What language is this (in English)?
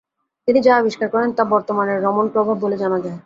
Bangla